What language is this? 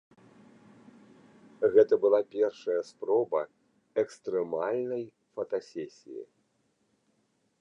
Belarusian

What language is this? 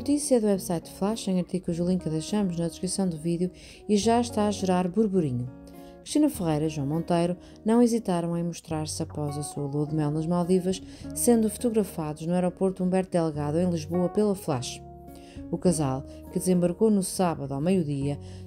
Portuguese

